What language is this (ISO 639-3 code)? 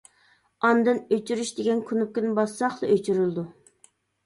uig